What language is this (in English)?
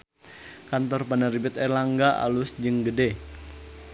Sundanese